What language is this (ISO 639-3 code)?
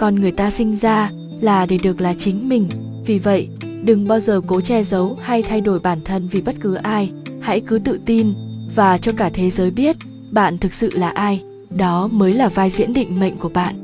vie